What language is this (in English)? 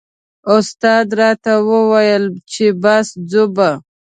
Pashto